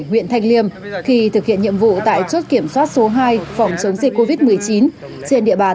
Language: Vietnamese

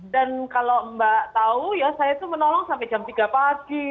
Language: Indonesian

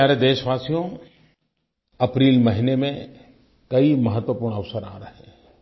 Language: Hindi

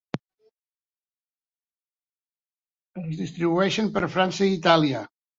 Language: Catalan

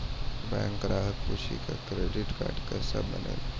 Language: Maithili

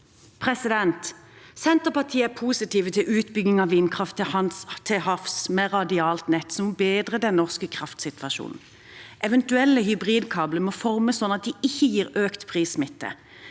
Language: Norwegian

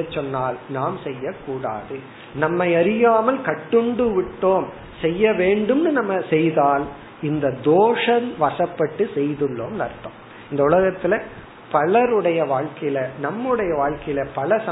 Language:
Tamil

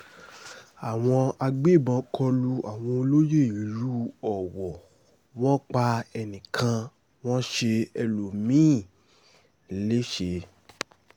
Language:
Yoruba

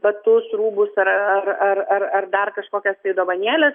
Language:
Lithuanian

